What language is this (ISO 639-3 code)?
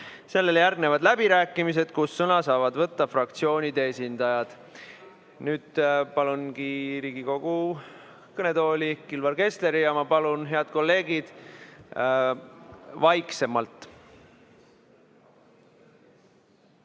est